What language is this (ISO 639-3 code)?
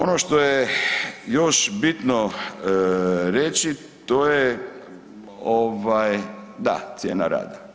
hrv